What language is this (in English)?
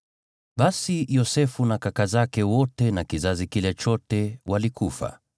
Swahili